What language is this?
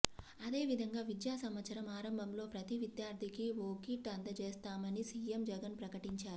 Telugu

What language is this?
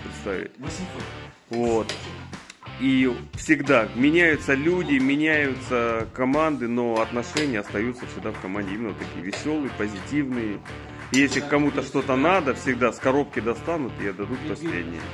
Russian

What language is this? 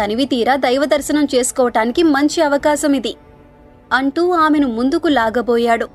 Telugu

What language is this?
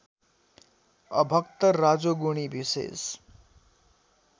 Nepali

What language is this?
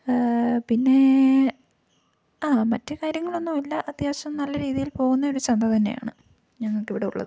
Malayalam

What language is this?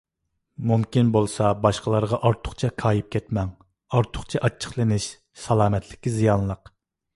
Uyghur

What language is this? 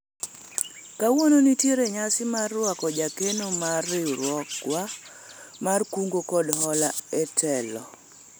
Luo (Kenya and Tanzania)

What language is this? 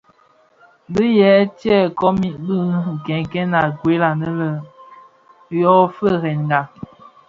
Bafia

